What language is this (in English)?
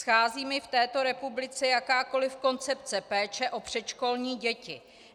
Czech